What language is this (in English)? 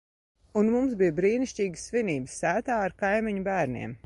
Latvian